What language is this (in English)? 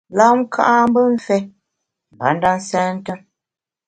Bamun